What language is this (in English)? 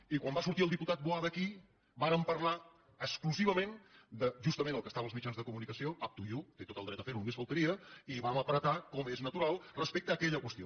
Catalan